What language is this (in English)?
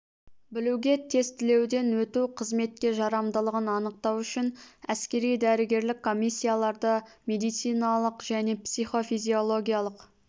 Kazakh